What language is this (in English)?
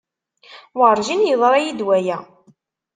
Kabyle